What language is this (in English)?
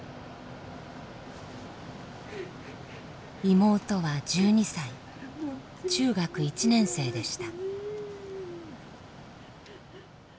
Japanese